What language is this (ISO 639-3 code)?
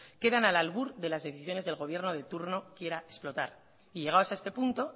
spa